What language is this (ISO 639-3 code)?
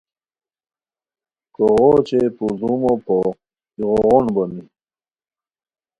khw